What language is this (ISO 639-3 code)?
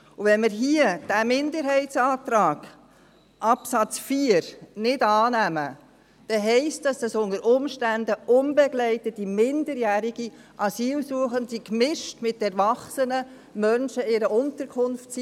gsw